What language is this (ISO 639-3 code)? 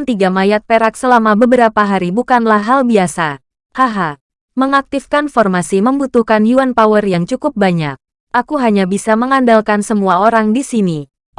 ind